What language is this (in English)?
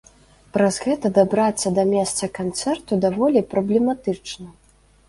Belarusian